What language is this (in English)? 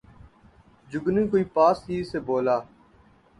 Urdu